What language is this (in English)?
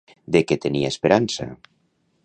Catalan